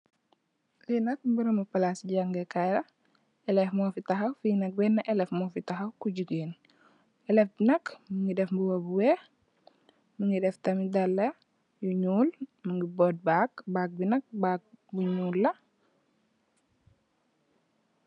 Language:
Wolof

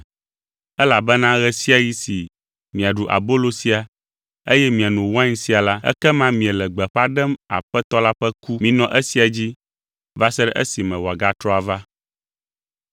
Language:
Ewe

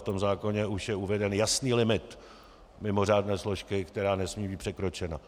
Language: Czech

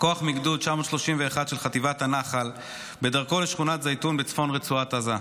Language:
Hebrew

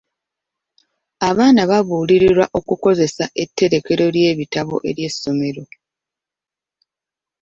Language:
Ganda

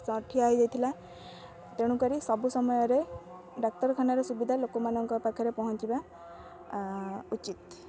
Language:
Odia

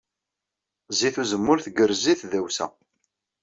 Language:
Kabyle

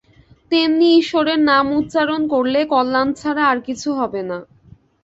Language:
Bangla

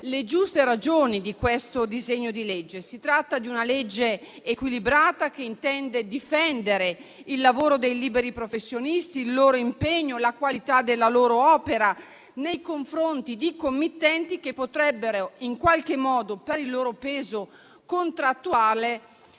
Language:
Italian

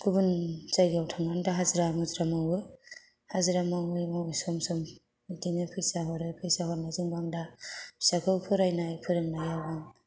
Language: Bodo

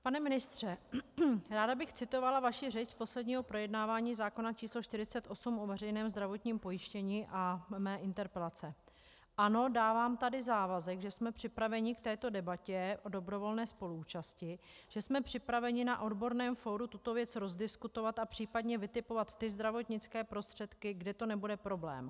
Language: Czech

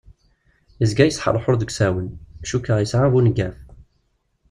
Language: Kabyle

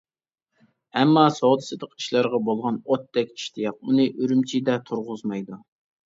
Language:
Uyghur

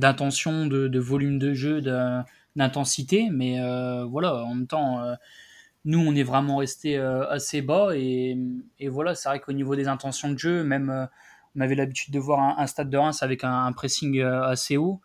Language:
French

